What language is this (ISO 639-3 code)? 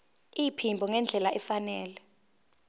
zul